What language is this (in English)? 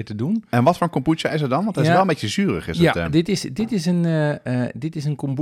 Dutch